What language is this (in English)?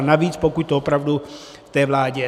Czech